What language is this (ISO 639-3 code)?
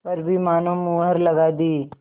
hin